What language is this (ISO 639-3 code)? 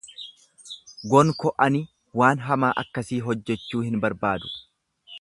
orm